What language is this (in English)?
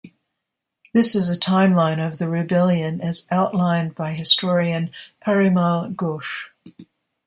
English